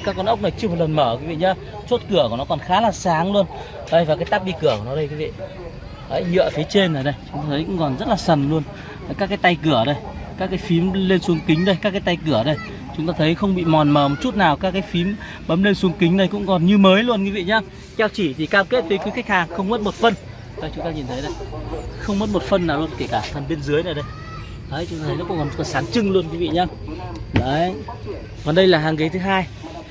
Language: Vietnamese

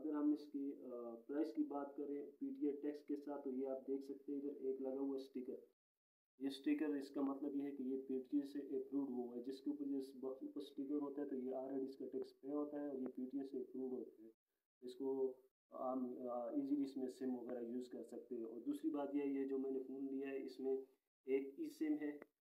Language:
Hindi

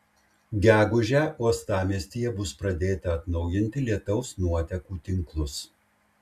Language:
Lithuanian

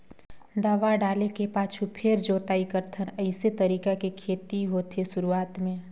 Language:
Chhattisgarhi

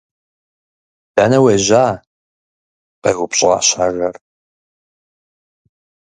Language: Kabardian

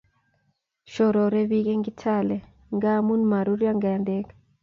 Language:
Kalenjin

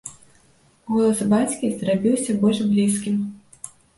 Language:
Belarusian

